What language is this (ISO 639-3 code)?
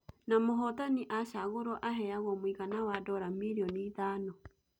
kik